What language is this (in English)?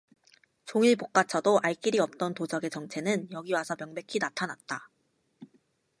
Korean